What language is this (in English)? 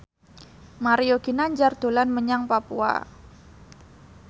Javanese